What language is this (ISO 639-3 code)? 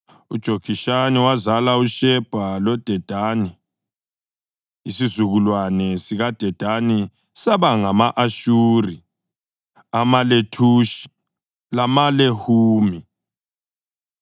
nde